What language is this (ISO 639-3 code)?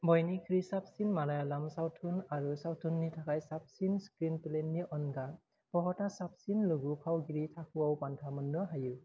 brx